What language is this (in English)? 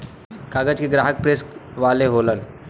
Bhojpuri